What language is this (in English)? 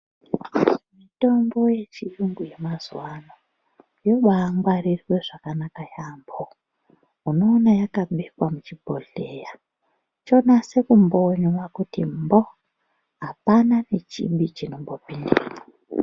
Ndau